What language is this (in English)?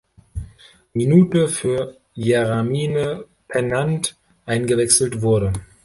German